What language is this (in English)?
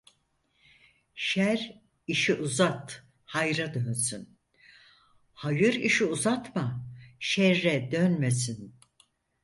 Turkish